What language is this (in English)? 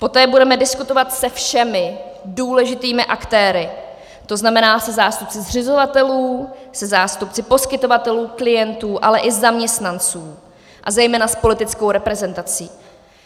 Czech